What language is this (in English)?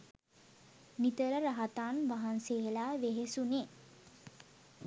Sinhala